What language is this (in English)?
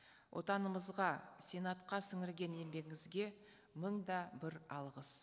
Kazakh